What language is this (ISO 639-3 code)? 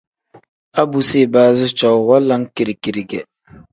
kdh